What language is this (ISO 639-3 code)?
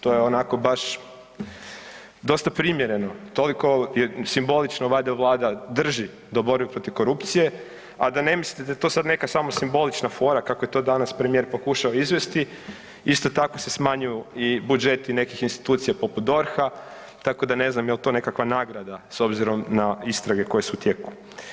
hrv